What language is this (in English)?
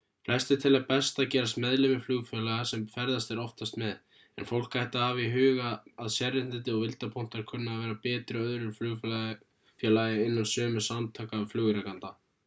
Icelandic